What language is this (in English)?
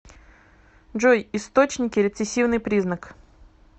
Russian